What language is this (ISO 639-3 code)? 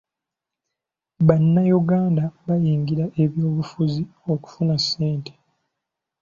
lug